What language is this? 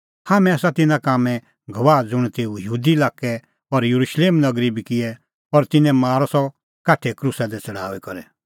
Kullu Pahari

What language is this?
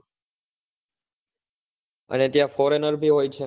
Gujarati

